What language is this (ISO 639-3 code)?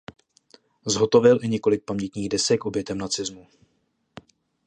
ces